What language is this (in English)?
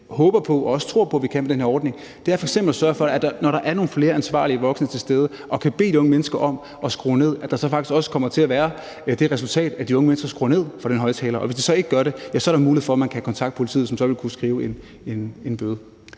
Danish